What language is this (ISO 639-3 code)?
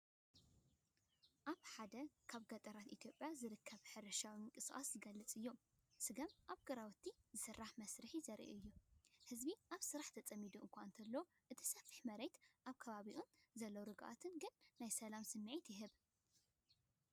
tir